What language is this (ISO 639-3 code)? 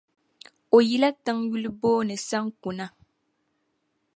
dag